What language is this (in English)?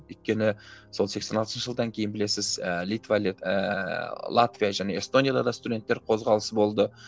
Kazakh